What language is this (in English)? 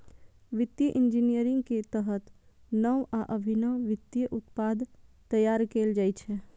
Maithili